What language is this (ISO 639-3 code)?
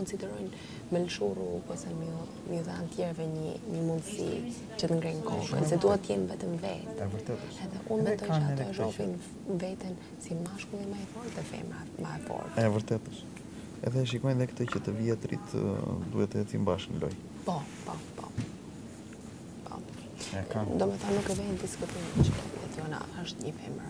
ron